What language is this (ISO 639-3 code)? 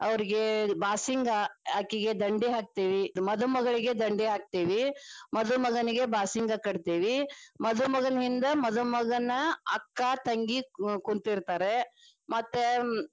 kan